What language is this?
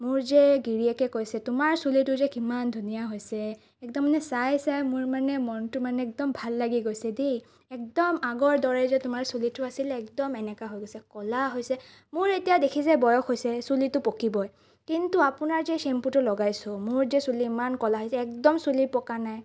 Assamese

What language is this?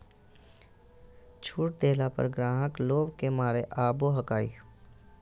Magahi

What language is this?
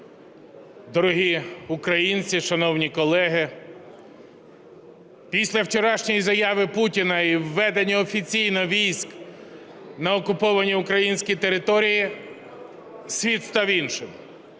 Ukrainian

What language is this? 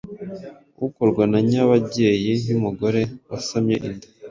Kinyarwanda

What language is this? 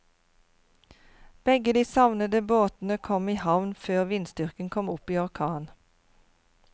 Norwegian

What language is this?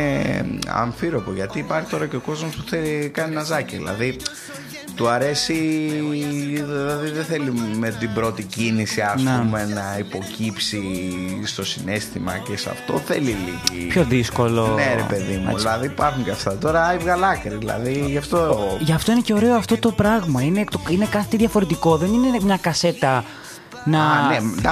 Greek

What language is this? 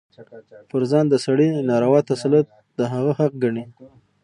Pashto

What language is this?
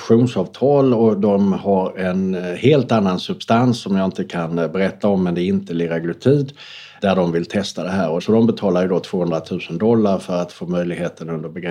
Swedish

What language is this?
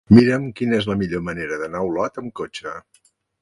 Catalan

